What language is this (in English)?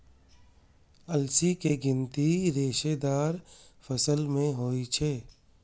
Maithili